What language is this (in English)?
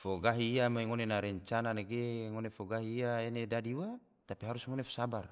Tidore